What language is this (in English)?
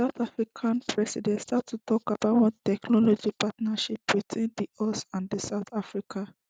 Nigerian Pidgin